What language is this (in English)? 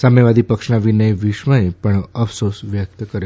Gujarati